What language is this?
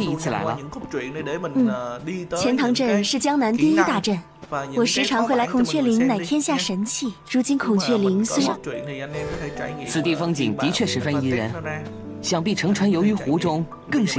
Vietnamese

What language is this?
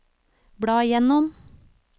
Norwegian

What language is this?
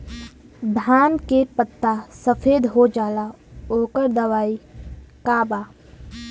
Bhojpuri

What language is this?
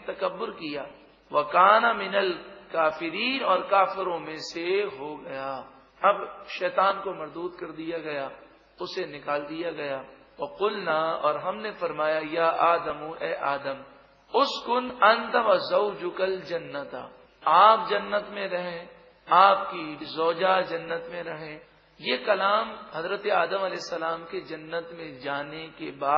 Arabic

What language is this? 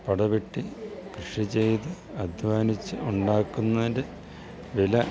Malayalam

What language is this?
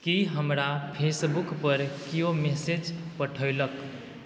Maithili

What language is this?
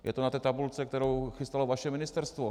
Czech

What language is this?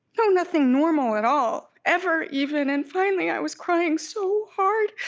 English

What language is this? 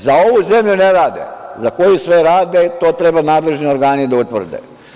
Serbian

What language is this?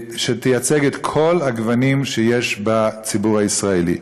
Hebrew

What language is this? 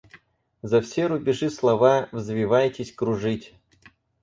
Russian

